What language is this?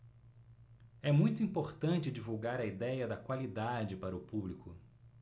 Portuguese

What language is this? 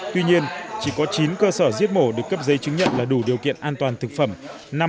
Vietnamese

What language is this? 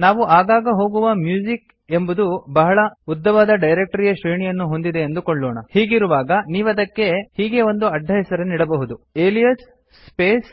Kannada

